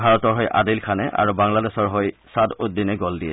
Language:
Assamese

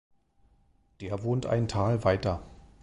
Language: German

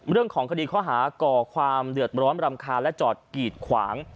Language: Thai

